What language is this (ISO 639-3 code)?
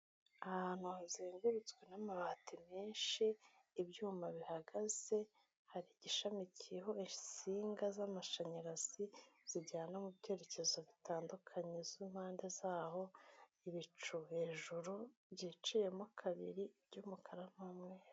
kin